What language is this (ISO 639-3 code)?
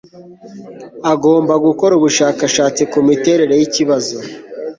kin